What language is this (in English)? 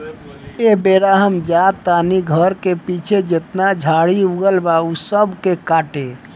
Bhojpuri